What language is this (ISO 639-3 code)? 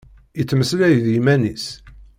kab